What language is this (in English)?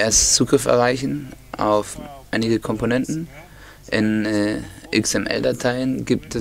German